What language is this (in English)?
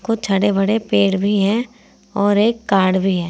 Hindi